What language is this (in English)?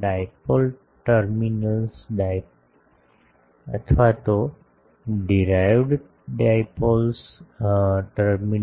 Gujarati